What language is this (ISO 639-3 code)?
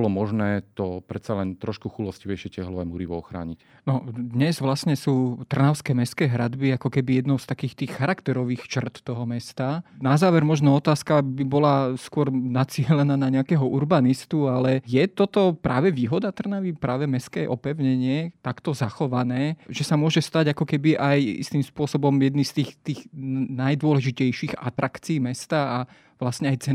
slk